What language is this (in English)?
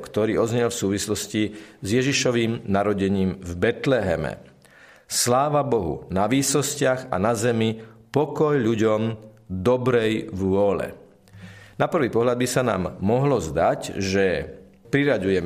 Slovak